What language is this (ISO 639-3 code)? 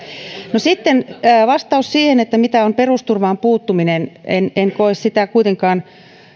fin